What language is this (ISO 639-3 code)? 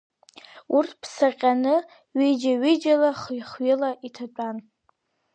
abk